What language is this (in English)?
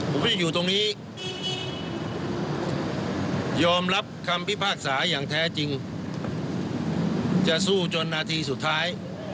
Thai